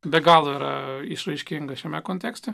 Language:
Lithuanian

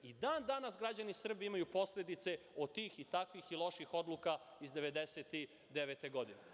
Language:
Serbian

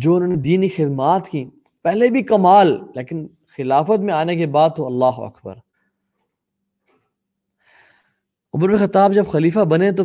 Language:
Urdu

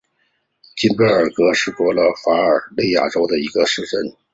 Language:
Chinese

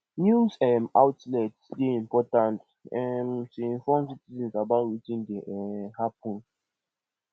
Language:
Nigerian Pidgin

